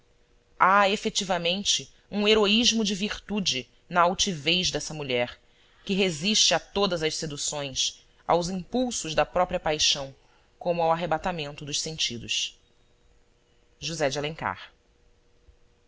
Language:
Portuguese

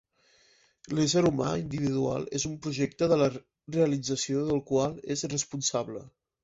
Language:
Catalan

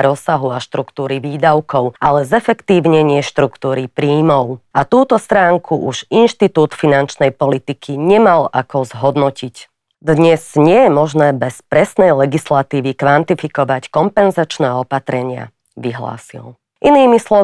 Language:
Slovak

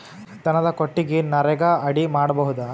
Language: Kannada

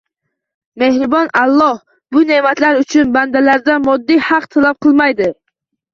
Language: Uzbek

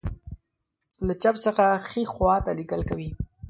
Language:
Pashto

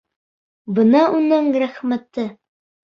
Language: Bashkir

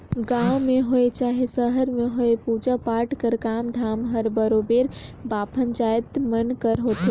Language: Chhattisgarhi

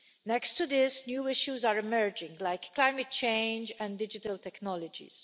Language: English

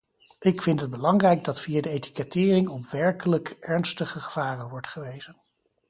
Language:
Dutch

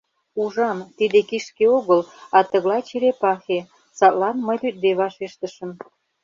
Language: Mari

